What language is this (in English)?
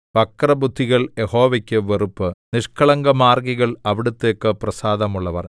Malayalam